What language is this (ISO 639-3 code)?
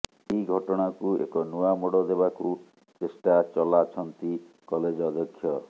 ori